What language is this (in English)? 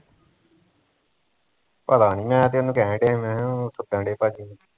Punjabi